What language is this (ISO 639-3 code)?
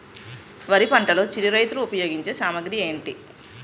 tel